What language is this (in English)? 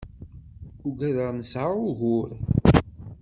Kabyle